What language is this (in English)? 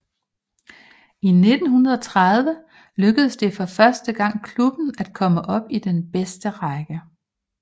Danish